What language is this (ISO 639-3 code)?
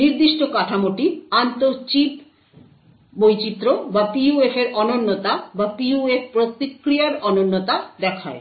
ben